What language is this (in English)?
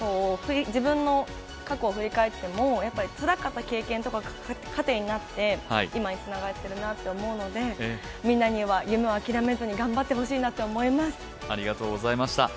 Japanese